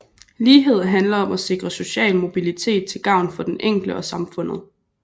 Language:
Danish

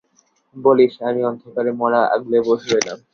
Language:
Bangla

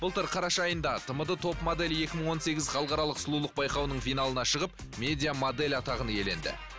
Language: Kazakh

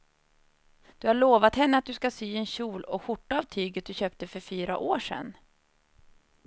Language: Swedish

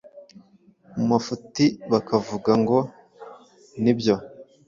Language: Kinyarwanda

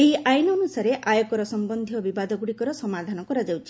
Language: Odia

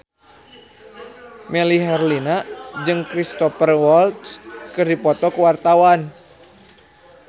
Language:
Sundanese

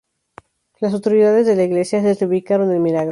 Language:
Spanish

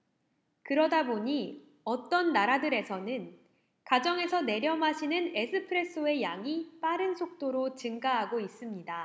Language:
Korean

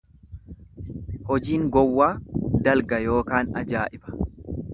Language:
Oromo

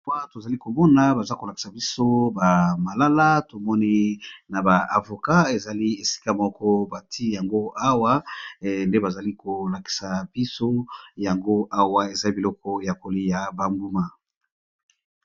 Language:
Lingala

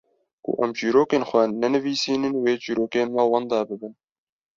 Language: Kurdish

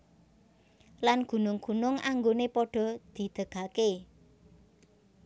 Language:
Javanese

